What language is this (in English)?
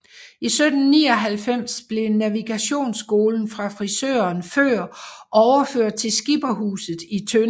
Danish